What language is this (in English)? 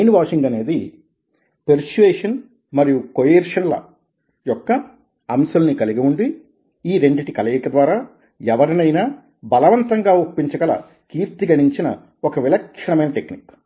Telugu